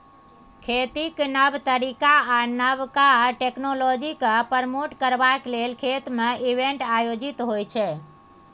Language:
Maithili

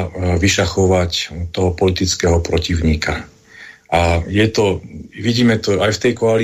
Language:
Slovak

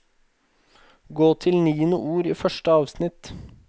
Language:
Norwegian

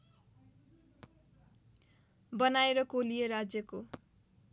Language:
Nepali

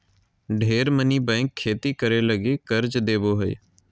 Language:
Magahi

